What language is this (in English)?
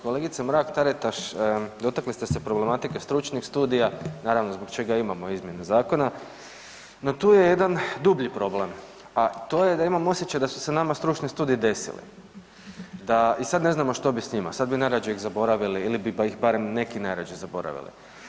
Croatian